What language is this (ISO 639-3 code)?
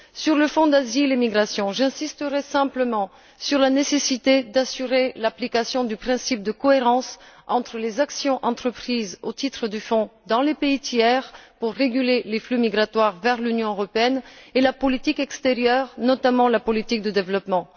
fra